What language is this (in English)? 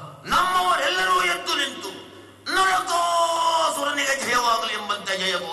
Kannada